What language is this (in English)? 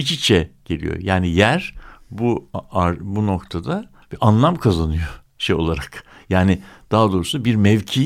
Turkish